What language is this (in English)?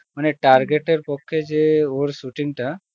Bangla